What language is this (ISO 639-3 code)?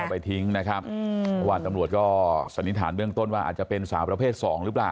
tha